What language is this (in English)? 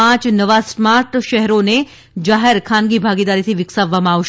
Gujarati